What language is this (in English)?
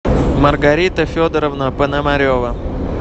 Russian